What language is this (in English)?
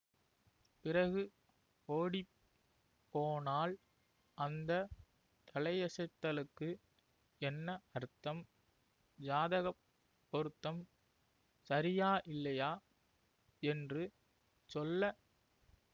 Tamil